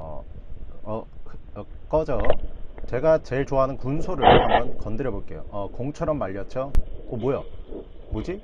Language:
Korean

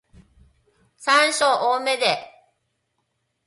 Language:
Japanese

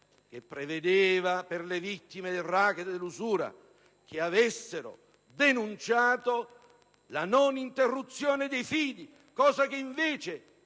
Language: Italian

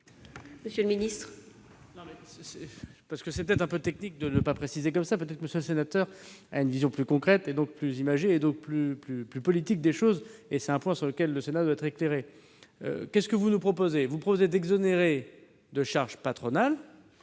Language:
French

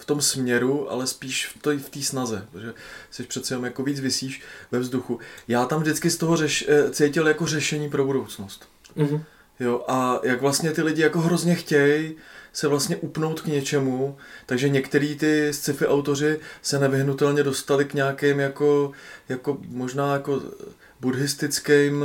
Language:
Czech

